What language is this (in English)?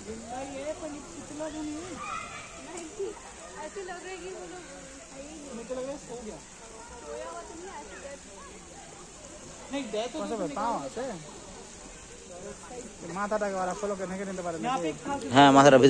Arabic